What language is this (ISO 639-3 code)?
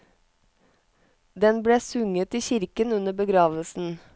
nor